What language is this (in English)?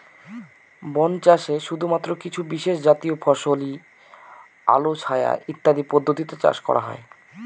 Bangla